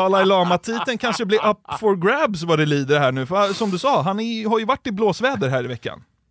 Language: Swedish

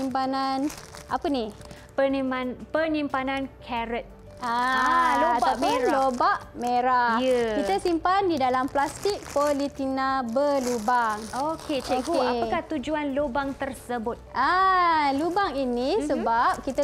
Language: Malay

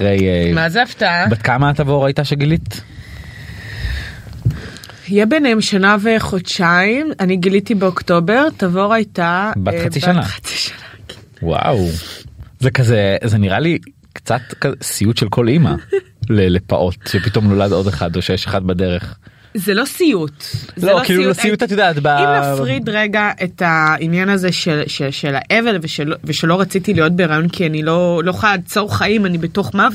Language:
Hebrew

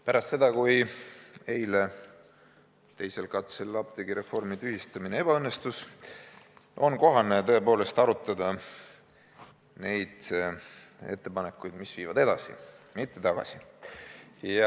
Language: Estonian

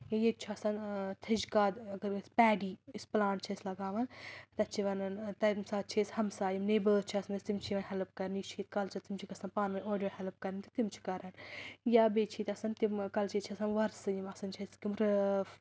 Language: Kashmiri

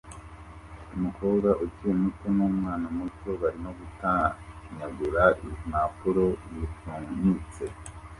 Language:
Kinyarwanda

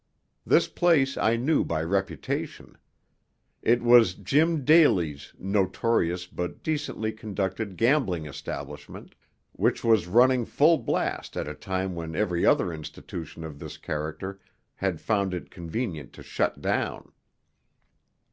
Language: English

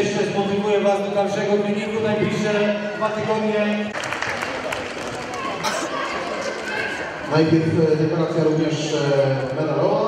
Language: Polish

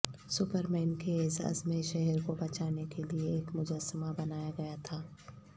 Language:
Urdu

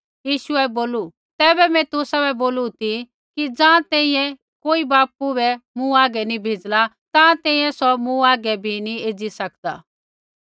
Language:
Kullu Pahari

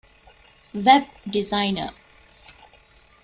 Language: Divehi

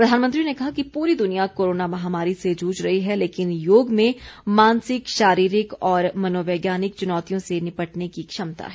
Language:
Hindi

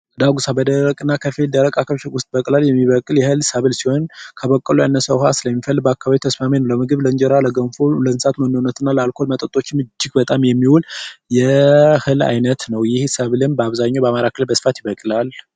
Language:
Amharic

